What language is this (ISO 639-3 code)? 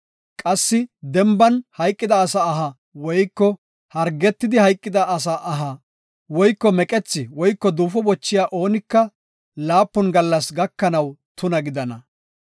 gof